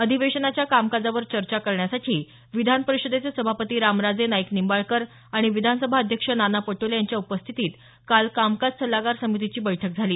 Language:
Marathi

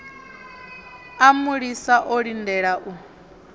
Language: Venda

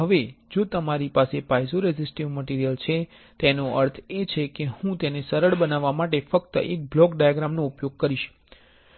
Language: Gujarati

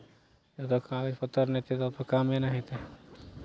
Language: Maithili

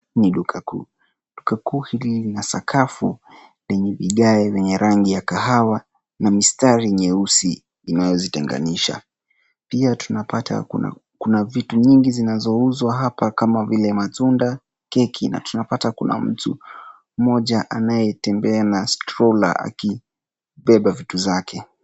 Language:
Swahili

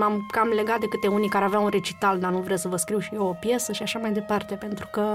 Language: Romanian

